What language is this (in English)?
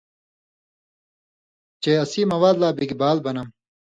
Indus Kohistani